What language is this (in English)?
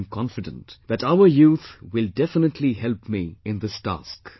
English